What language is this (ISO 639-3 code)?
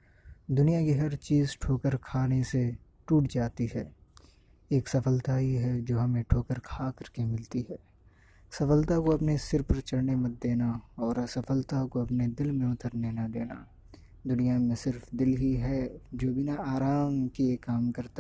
hin